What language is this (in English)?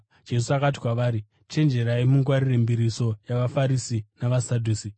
Shona